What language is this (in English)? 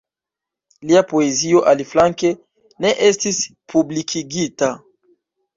Esperanto